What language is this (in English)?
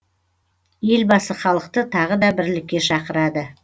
Kazakh